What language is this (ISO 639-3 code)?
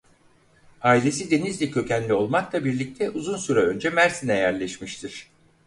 tur